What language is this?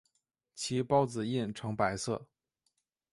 Chinese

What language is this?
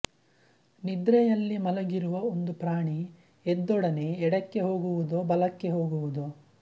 Kannada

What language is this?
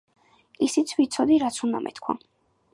Georgian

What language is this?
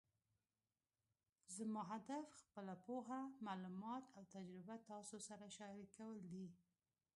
Pashto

